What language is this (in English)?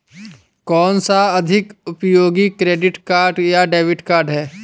Hindi